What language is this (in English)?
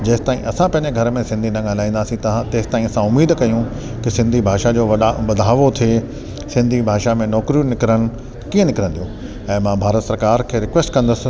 Sindhi